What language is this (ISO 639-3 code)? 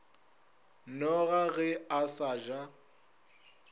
nso